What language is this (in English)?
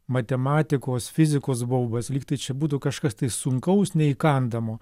Lithuanian